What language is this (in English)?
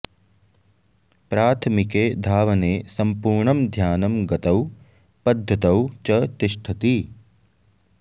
Sanskrit